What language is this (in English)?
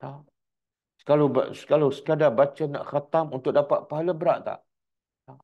Malay